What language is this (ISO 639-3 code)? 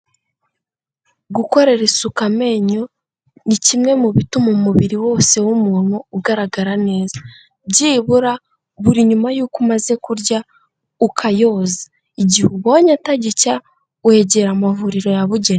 kin